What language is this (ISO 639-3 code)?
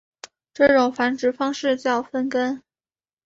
zho